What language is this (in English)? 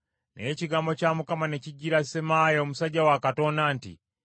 Ganda